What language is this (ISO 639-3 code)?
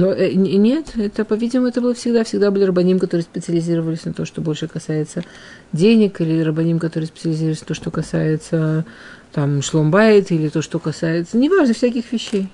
rus